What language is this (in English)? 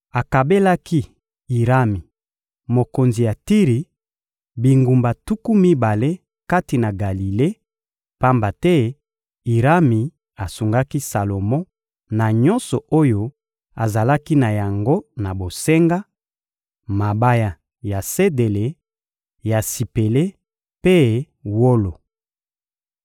Lingala